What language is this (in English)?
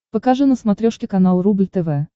Russian